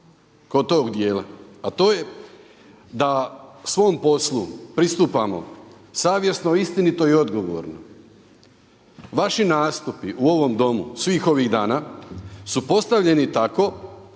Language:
Croatian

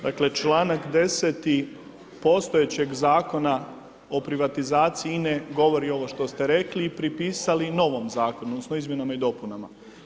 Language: Croatian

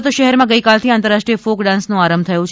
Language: Gujarati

